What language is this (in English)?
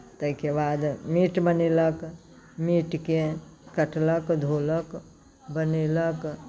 Maithili